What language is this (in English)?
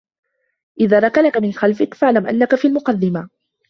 Arabic